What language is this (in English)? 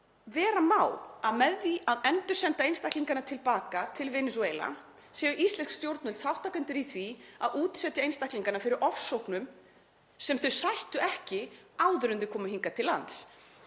Icelandic